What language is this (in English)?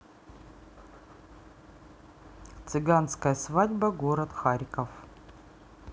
Russian